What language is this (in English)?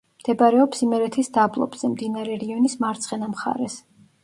Georgian